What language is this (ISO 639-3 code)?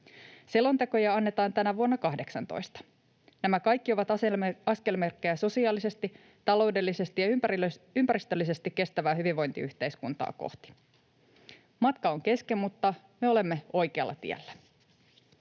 fin